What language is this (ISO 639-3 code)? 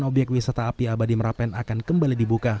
ind